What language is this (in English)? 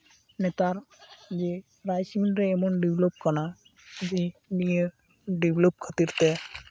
Santali